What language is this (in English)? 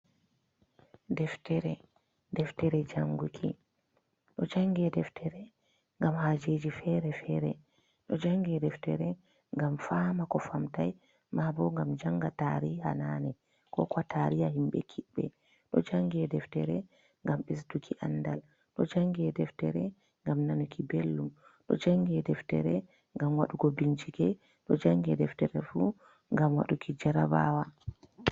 Fula